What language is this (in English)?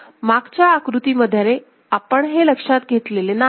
Marathi